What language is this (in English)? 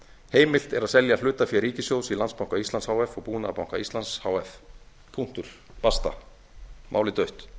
Icelandic